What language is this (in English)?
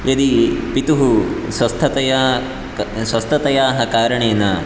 Sanskrit